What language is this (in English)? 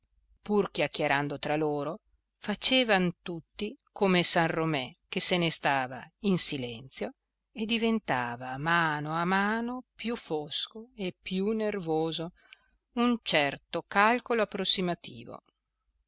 Italian